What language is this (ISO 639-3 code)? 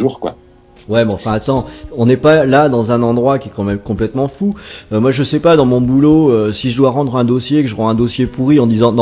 fra